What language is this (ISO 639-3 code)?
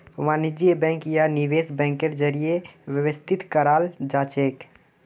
mag